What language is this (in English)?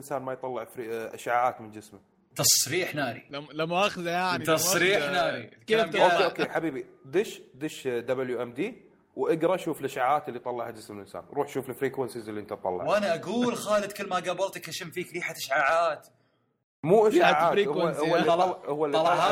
Arabic